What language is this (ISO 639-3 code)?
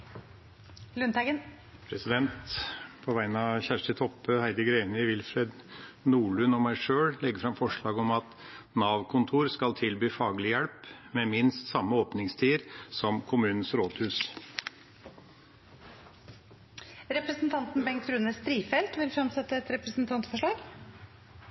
nor